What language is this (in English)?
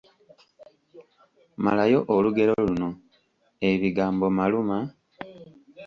Ganda